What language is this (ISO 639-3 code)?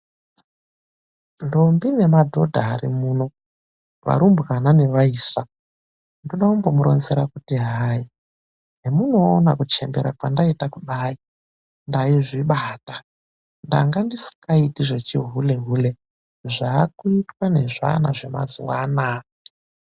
ndc